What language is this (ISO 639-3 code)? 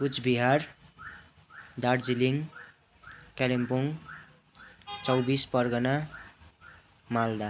nep